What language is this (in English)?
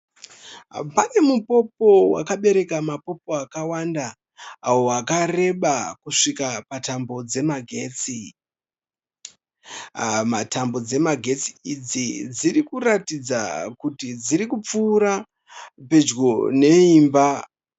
Shona